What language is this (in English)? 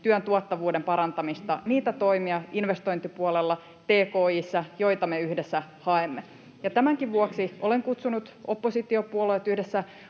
Finnish